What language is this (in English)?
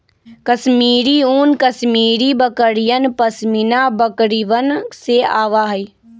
Magahi